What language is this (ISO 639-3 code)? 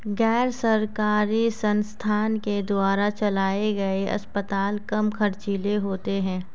hin